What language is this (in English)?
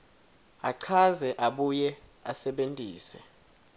Swati